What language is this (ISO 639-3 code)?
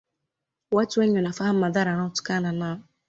swa